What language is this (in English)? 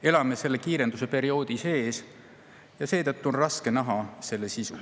Estonian